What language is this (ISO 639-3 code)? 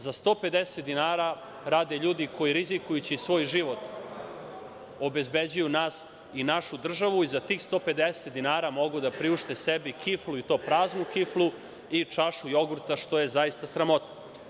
srp